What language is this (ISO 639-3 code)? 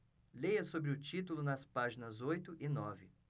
por